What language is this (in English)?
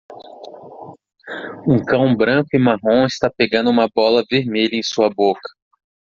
Portuguese